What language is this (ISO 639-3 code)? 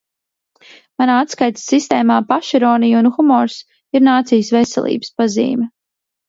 lav